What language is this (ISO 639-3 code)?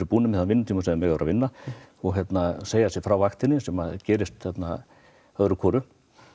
isl